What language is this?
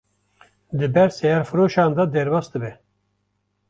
Kurdish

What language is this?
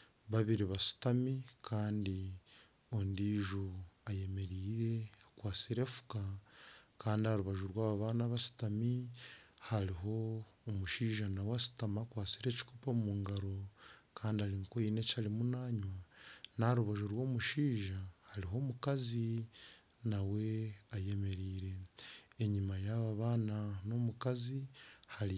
Nyankole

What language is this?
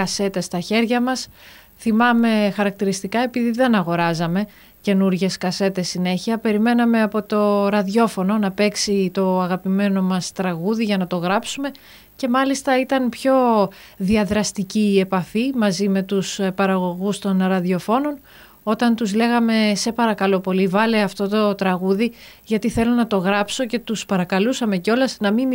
Greek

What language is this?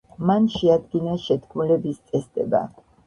Georgian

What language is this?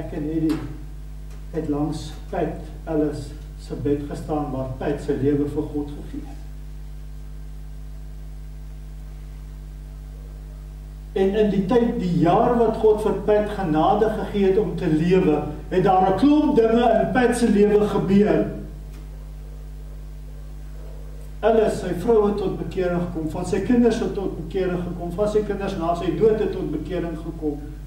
Dutch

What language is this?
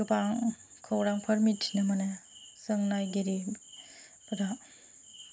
Bodo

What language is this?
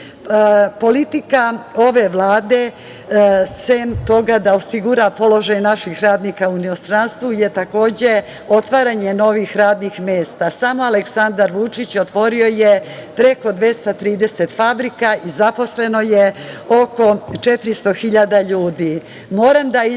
Serbian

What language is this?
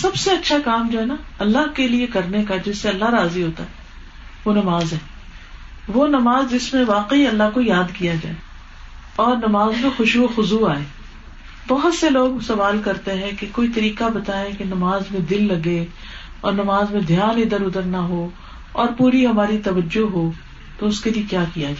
Urdu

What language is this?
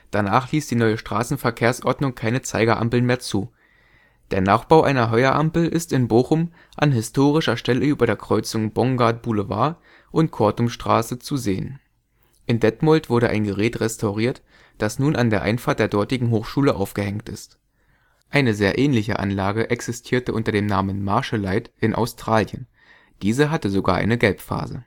German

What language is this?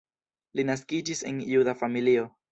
Esperanto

